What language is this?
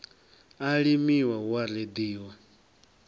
Venda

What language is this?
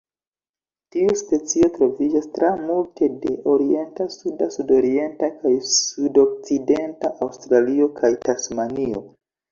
Esperanto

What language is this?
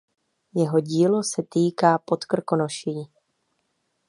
Czech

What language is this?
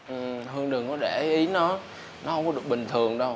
Vietnamese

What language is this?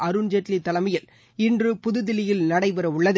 Tamil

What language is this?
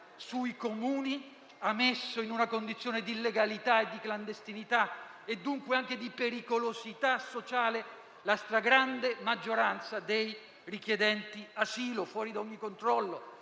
Italian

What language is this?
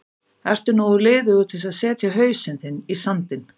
Icelandic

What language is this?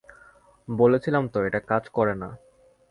Bangla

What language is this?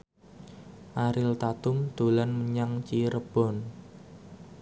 Javanese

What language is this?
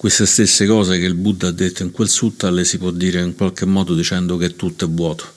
Italian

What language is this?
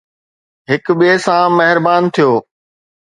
Sindhi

